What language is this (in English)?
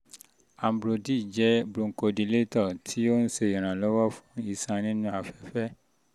Yoruba